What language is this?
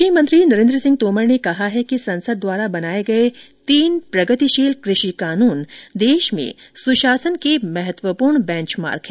Hindi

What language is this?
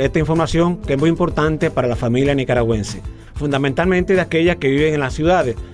Spanish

